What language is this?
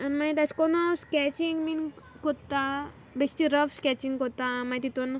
Konkani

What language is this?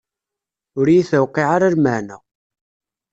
Kabyle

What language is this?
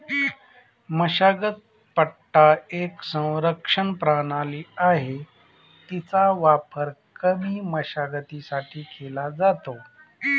Marathi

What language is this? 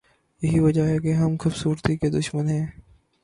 Urdu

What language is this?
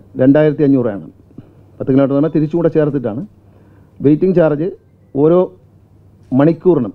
Malayalam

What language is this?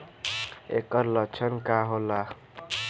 Bhojpuri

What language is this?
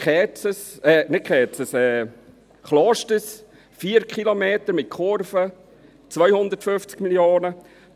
Swiss German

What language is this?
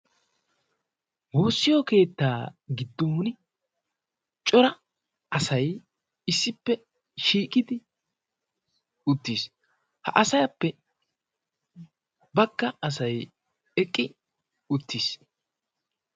Wolaytta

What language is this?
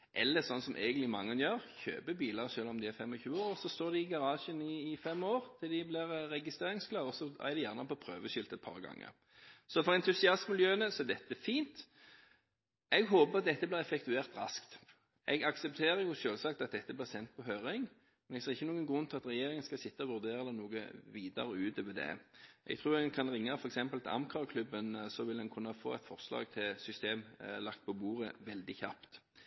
Norwegian Bokmål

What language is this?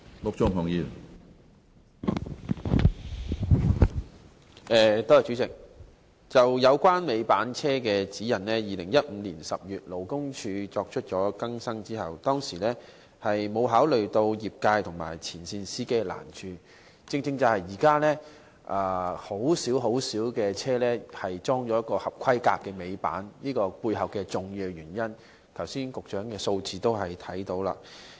Cantonese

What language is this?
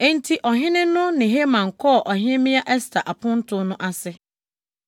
Akan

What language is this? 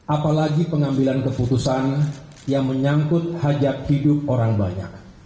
Indonesian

